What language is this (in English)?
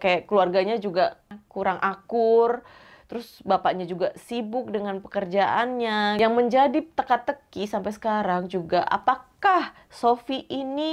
Indonesian